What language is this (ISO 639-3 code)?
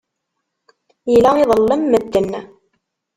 kab